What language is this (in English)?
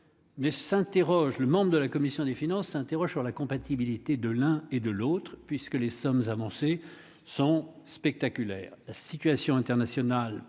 French